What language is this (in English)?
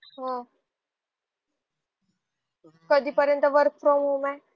Marathi